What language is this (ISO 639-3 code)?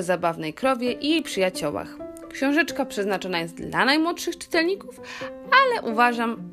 pol